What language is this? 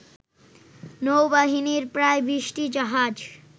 Bangla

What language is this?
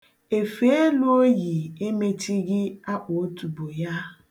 Igbo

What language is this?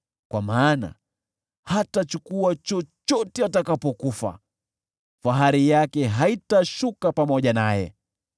Swahili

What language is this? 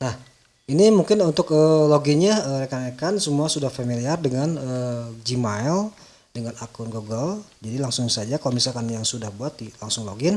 Indonesian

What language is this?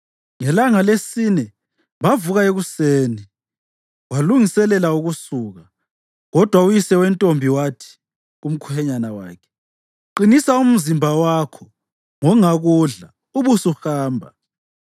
North Ndebele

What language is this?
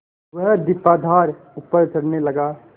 Hindi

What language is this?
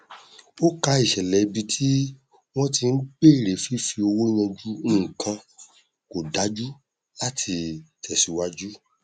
Yoruba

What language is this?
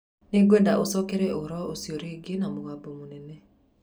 Kikuyu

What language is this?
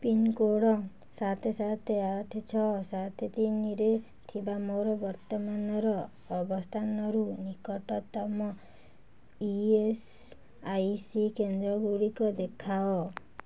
Odia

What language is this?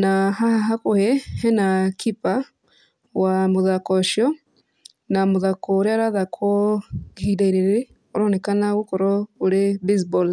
Kikuyu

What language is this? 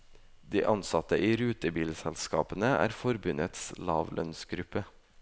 Norwegian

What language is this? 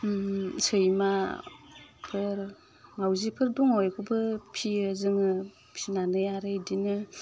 Bodo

